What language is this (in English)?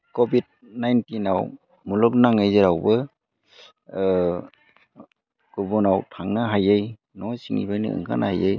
Bodo